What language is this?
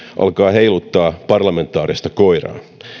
Finnish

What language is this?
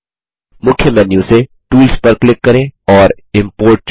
Hindi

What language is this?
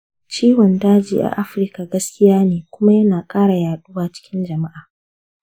Hausa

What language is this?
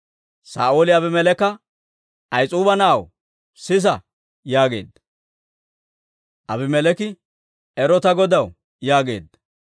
Dawro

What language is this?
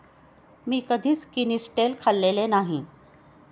Marathi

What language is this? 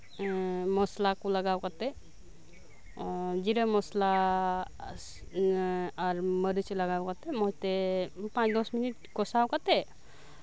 Santali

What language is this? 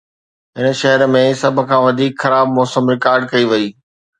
Sindhi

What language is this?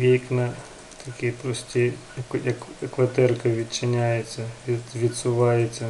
Ukrainian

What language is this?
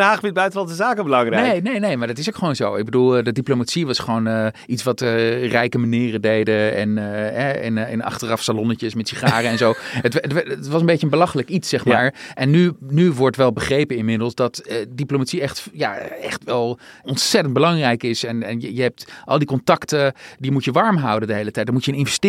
Dutch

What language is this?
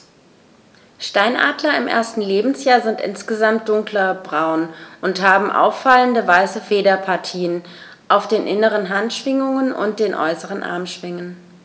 German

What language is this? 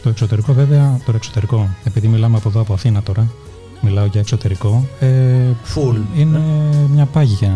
Greek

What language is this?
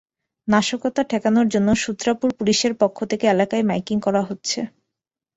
Bangla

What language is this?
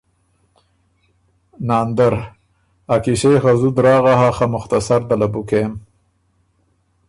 Ormuri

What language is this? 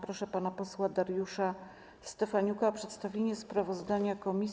Polish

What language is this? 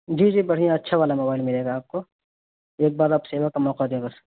Urdu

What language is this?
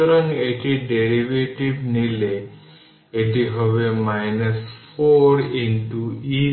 Bangla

